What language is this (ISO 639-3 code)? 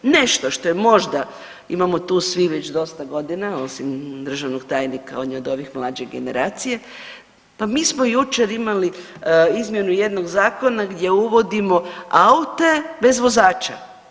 hrv